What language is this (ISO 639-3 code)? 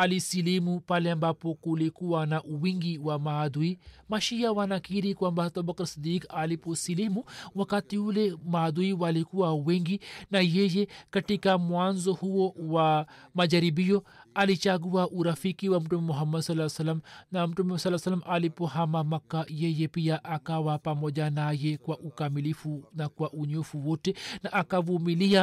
swa